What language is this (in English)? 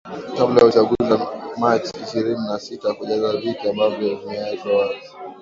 Swahili